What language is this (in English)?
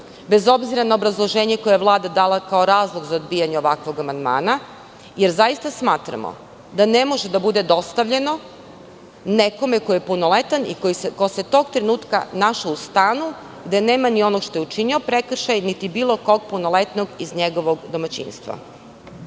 Serbian